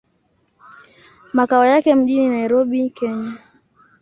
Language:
Swahili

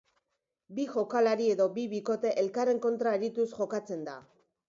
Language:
Basque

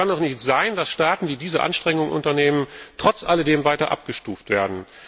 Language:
German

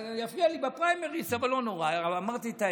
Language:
Hebrew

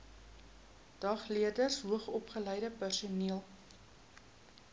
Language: Afrikaans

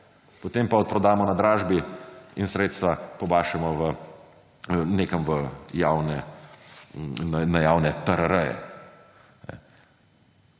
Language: Slovenian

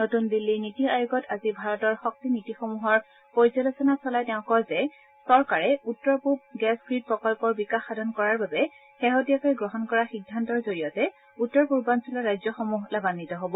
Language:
Assamese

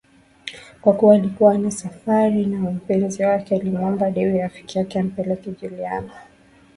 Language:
Swahili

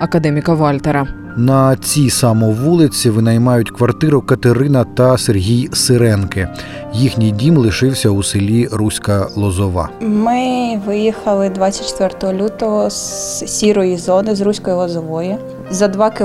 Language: Ukrainian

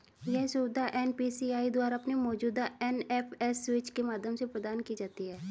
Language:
Hindi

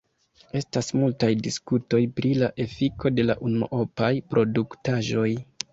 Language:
Esperanto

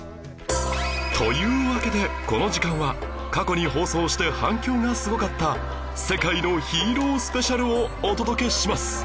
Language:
Japanese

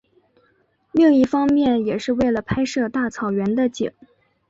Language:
Chinese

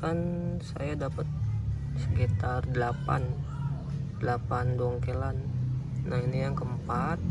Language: Indonesian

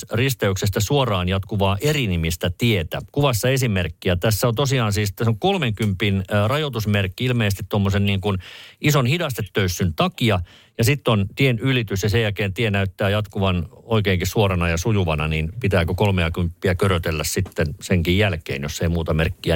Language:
Finnish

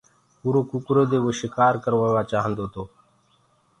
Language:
Gurgula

